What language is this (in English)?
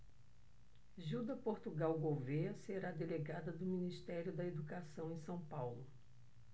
Portuguese